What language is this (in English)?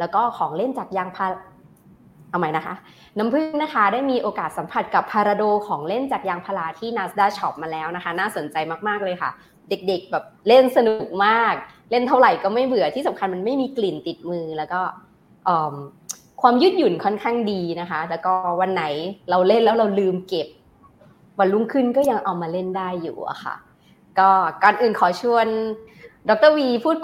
Thai